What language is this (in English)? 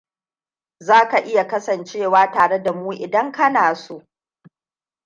Hausa